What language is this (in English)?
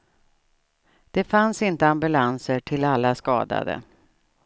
Swedish